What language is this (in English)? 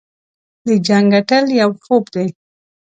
Pashto